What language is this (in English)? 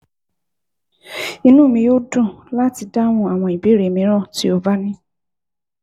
Yoruba